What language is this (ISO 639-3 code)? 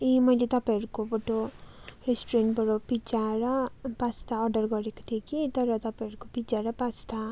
nep